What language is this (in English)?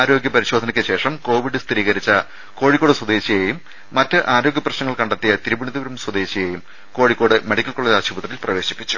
Malayalam